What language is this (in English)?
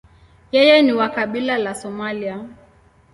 Swahili